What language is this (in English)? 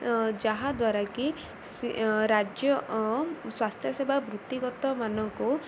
Odia